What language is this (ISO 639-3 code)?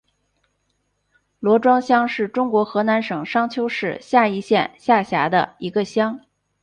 zho